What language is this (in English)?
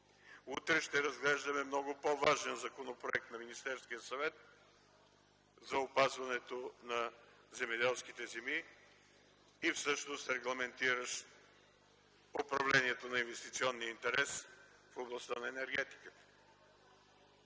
Bulgarian